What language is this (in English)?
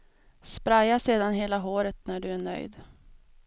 Swedish